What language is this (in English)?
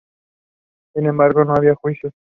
Spanish